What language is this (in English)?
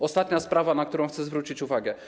Polish